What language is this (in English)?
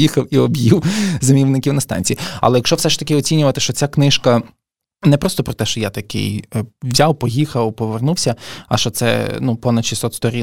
Ukrainian